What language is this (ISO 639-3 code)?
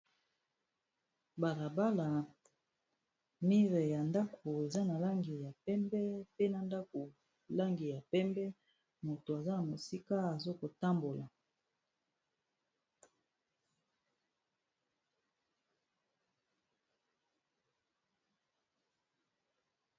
lin